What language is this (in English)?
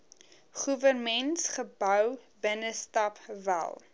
Afrikaans